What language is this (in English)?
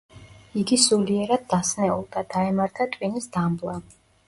Georgian